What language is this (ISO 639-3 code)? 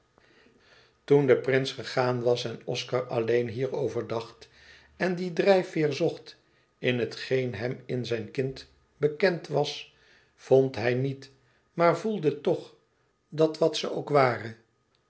nld